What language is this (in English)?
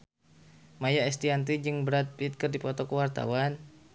Sundanese